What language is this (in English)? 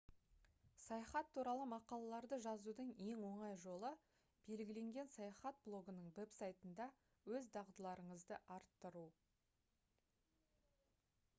Kazakh